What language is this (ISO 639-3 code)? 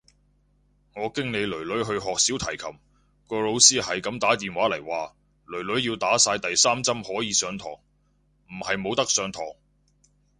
yue